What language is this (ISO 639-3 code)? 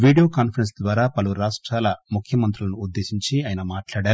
tel